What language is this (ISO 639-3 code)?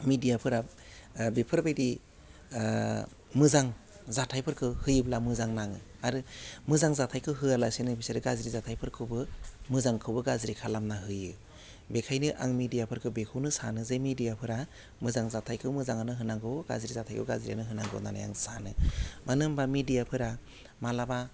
brx